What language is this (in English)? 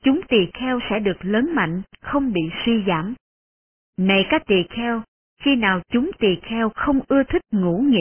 Vietnamese